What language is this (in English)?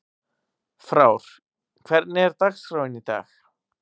Icelandic